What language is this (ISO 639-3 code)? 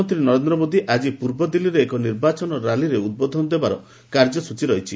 ori